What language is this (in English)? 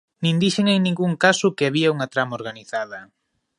Galician